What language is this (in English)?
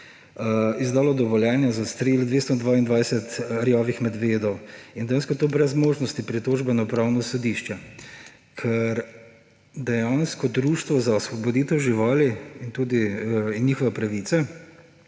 Slovenian